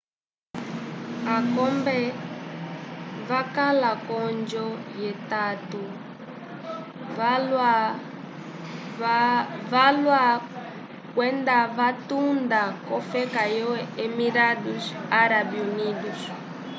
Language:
Umbundu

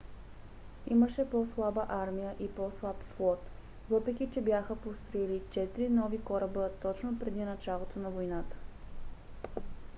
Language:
Bulgarian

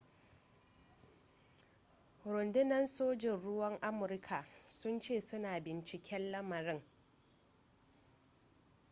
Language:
Hausa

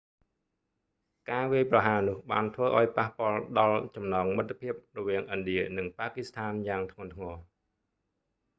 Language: Khmer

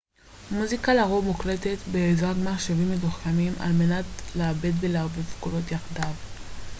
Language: Hebrew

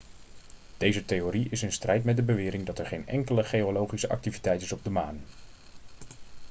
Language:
Dutch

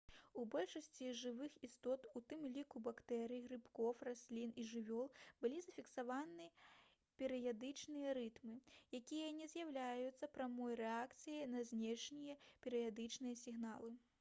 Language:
Belarusian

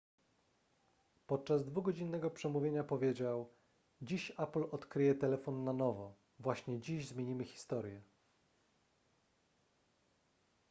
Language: Polish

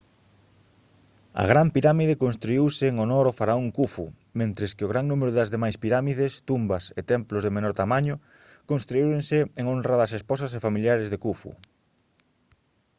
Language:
Galician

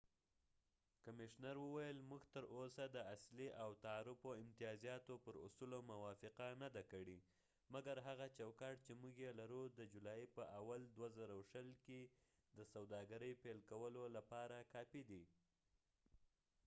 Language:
Pashto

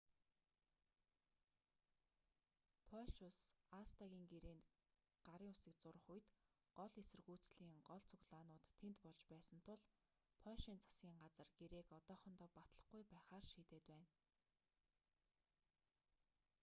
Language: Mongolian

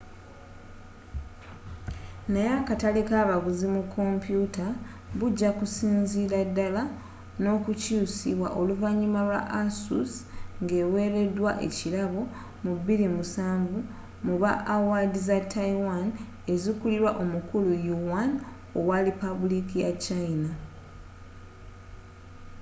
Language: Ganda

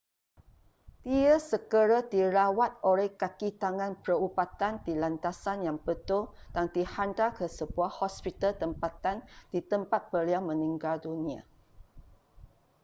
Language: Malay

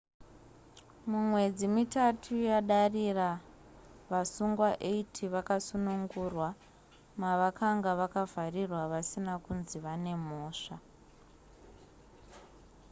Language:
Shona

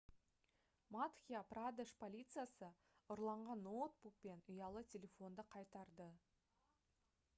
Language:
Kazakh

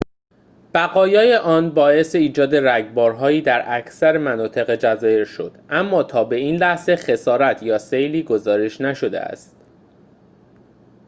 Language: Persian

